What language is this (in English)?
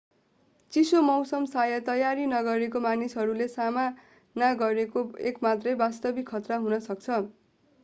Nepali